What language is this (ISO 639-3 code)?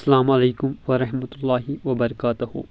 kas